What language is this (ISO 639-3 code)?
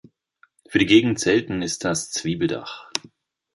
deu